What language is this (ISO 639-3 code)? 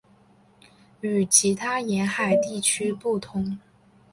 zho